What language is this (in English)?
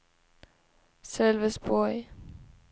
Swedish